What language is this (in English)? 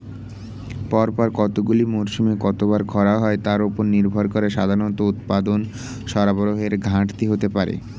Bangla